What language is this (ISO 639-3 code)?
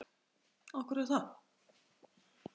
isl